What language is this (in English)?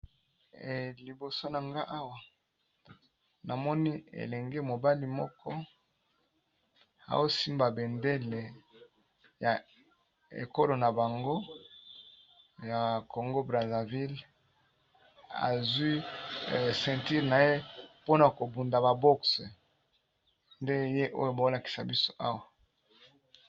Lingala